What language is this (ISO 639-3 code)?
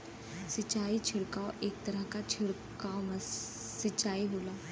bho